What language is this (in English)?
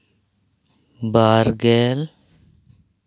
Santali